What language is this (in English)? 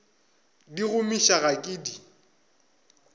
Northern Sotho